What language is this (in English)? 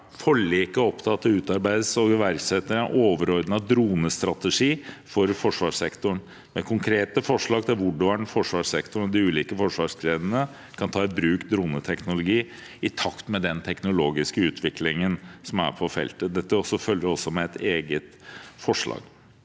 Norwegian